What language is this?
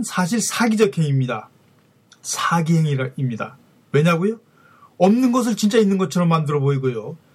Korean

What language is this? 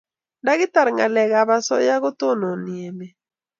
Kalenjin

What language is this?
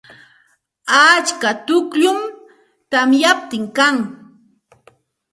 Santa Ana de Tusi Pasco Quechua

